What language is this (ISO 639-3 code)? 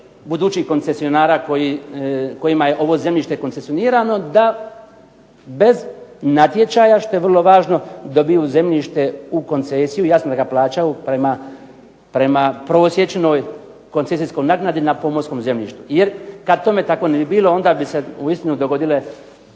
hrv